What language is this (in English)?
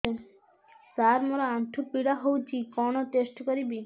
Odia